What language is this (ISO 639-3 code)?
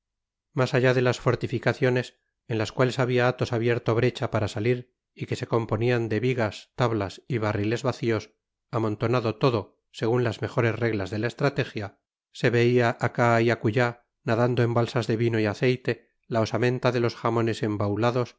spa